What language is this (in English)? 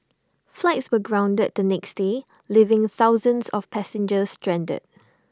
English